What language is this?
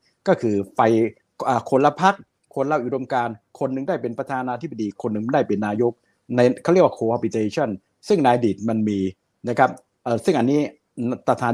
Thai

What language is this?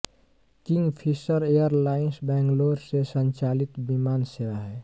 Hindi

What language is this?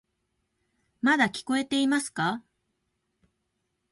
Japanese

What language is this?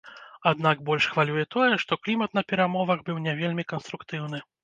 Belarusian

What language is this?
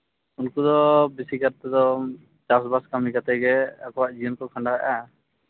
Santali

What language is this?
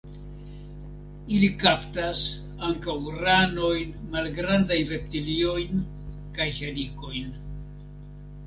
Esperanto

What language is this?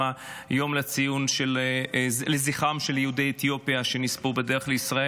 Hebrew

